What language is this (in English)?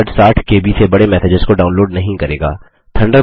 Hindi